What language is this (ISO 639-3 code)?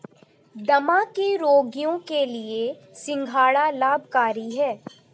hin